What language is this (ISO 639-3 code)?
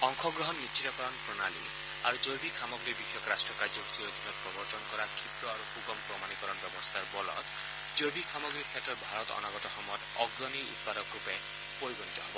asm